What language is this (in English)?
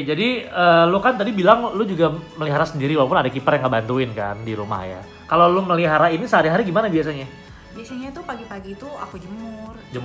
Indonesian